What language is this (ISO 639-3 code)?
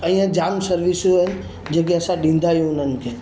snd